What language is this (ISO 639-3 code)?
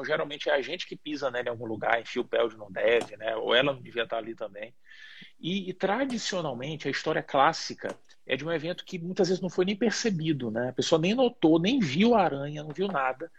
por